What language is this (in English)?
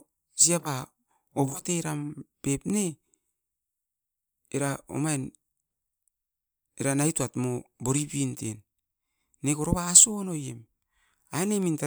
Askopan